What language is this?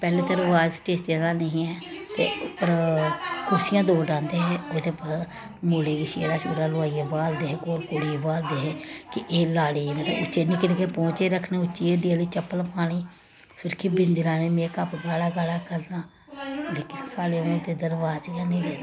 Dogri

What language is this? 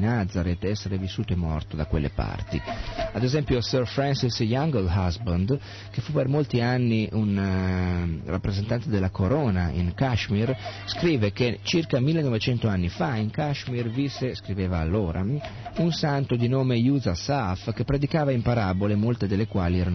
Italian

